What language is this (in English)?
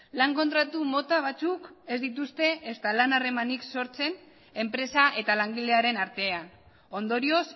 Basque